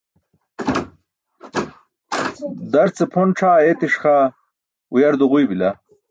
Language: Burushaski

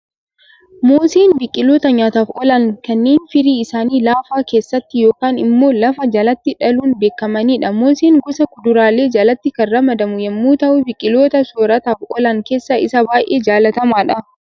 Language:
Oromo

